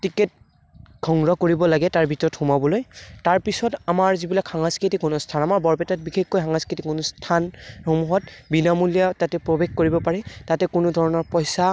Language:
Assamese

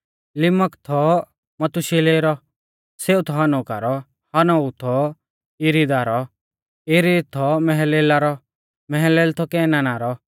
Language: Mahasu Pahari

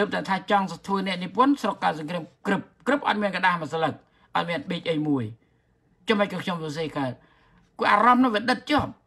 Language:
Thai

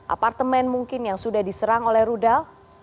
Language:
Indonesian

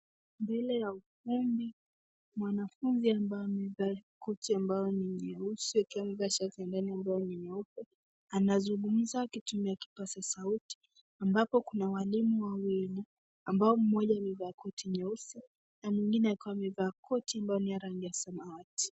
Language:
Swahili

